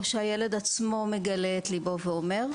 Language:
Hebrew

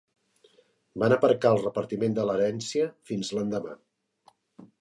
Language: Catalan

